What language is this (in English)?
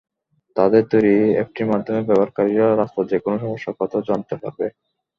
Bangla